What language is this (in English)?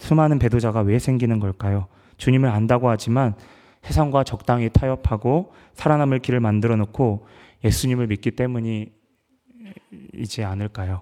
Korean